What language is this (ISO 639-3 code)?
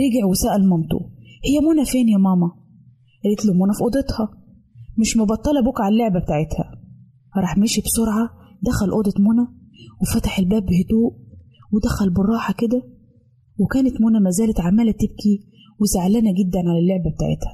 ara